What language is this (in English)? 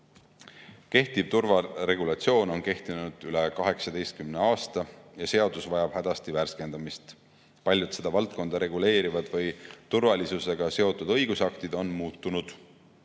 Estonian